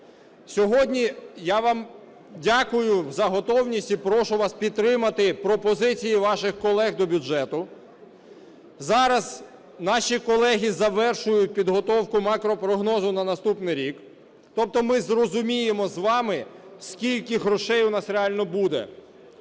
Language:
Ukrainian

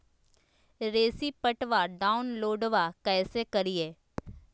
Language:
Magahi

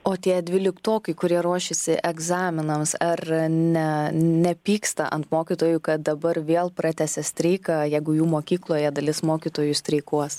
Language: Lithuanian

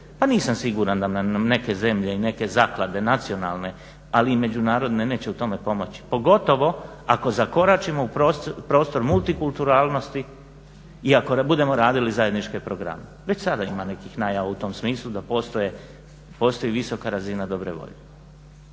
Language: Croatian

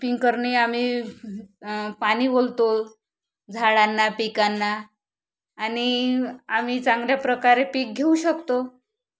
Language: Marathi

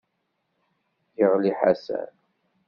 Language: Kabyle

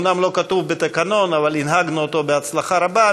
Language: Hebrew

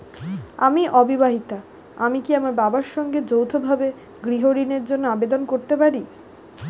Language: Bangla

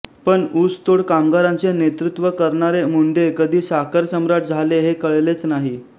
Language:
Marathi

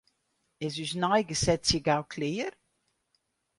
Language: Western Frisian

